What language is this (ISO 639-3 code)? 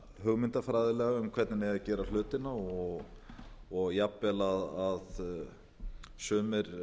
isl